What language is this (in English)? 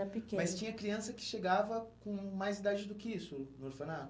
Portuguese